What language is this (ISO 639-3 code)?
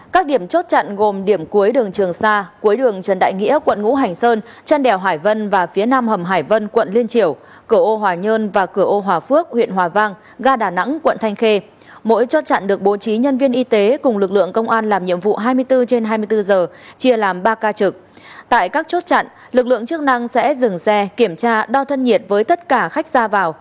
vie